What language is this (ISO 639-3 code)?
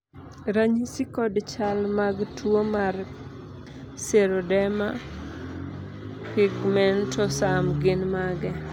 luo